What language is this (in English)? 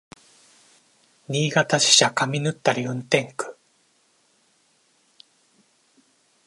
Japanese